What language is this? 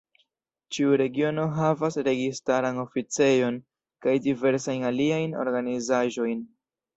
Esperanto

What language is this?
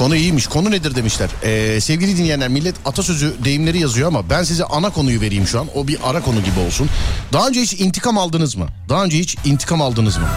Turkish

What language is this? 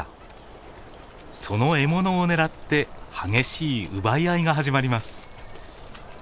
Japanese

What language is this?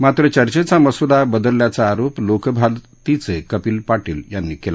Marathi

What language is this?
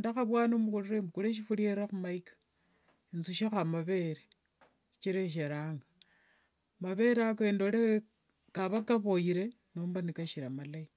Wanga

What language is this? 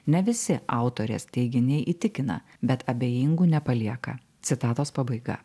Lithuanian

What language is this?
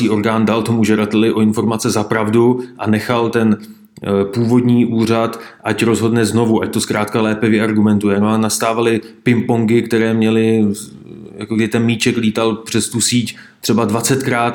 Czech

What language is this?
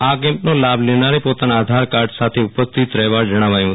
Gujarati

